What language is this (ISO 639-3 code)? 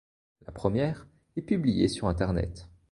fra